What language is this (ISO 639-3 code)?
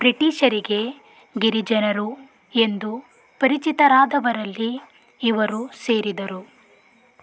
kan